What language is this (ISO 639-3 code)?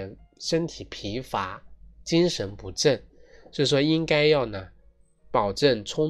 zho